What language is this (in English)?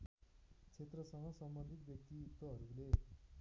Nepali